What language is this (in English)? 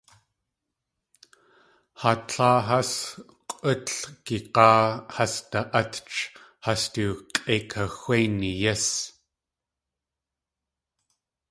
Tlingit